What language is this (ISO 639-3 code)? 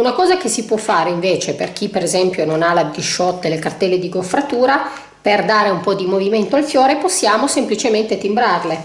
ita